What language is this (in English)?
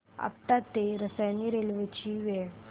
Marathi